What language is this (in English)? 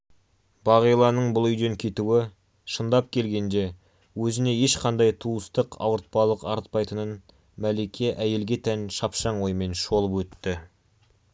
Kazakh